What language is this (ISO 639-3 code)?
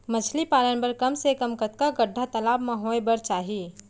hne